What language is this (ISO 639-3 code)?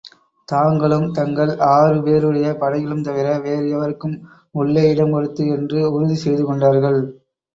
tam